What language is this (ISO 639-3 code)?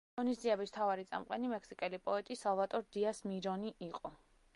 kat